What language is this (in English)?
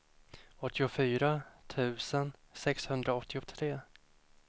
Swedish